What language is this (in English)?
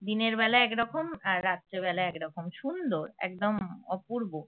Bangla